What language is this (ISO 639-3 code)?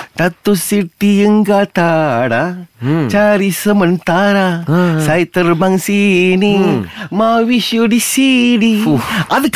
msa